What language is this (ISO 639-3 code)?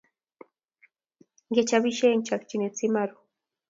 kln